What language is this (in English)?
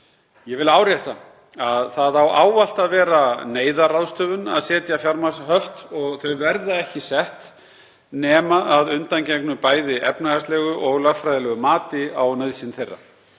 Icelandic